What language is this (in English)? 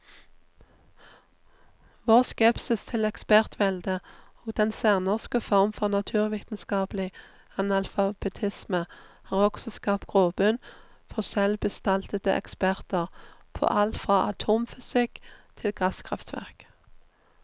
Norwegian